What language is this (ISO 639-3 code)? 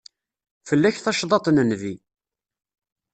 kab